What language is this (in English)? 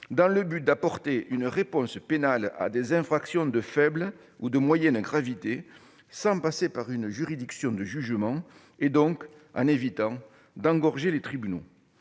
French